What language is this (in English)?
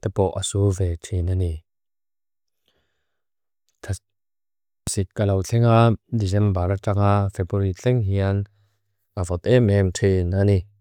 Mizo